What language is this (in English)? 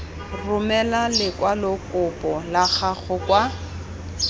Tswana